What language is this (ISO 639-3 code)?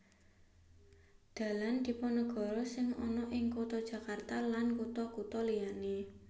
jav